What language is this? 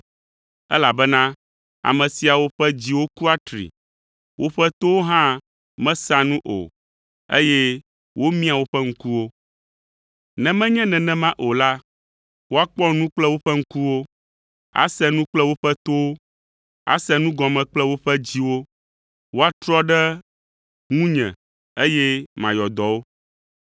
Ewe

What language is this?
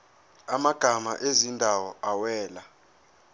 Zulu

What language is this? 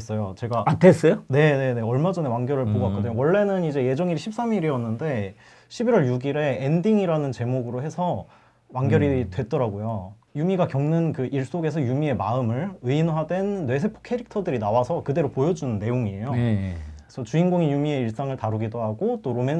Korean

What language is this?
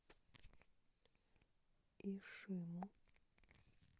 Russian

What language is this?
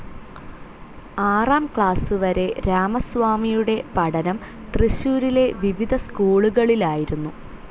Malayalam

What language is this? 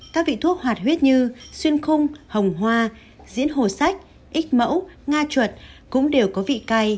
Vietnamese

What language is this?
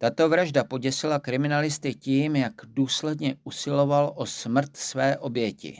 Czech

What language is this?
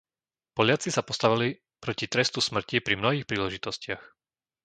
Slovak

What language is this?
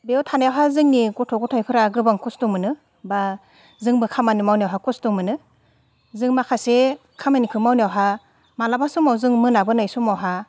Bodo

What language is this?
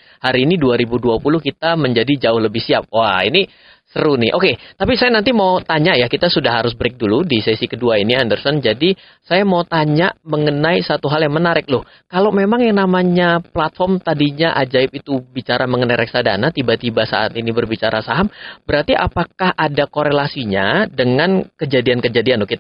Indonesian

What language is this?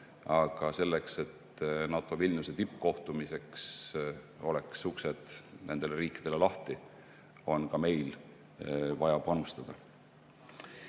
Estonian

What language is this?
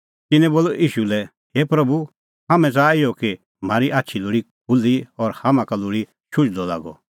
Kullu Pahari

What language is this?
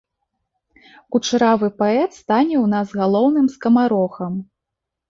Belarusian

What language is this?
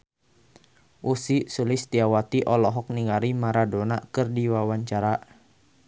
Sundanese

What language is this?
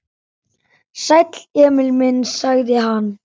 Icelandic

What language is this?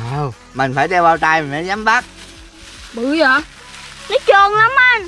Vietnamese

